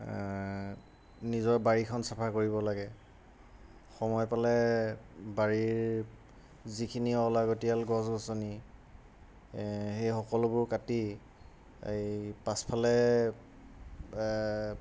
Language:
Assamese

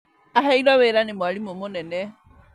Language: Kikuyu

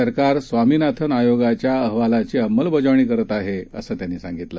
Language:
Marathi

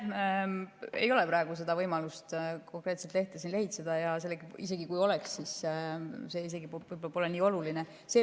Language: Estonian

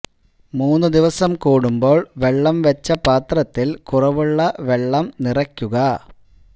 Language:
Malayalam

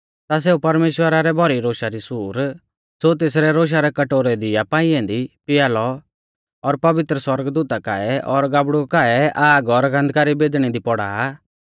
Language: Mahasu Pahari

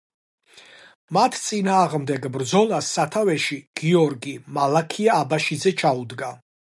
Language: Georgian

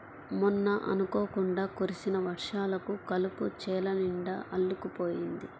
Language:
Telugu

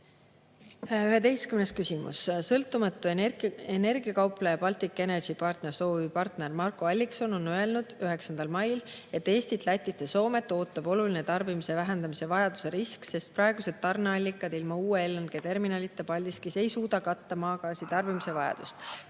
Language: Estonian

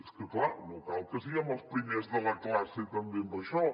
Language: Catalan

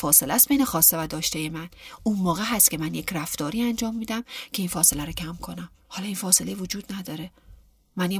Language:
Persian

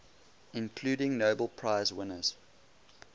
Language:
English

